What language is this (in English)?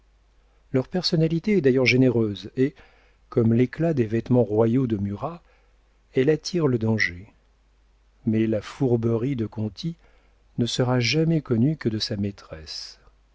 French